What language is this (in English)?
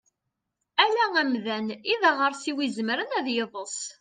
Kabyle